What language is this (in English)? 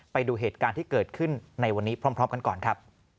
Thai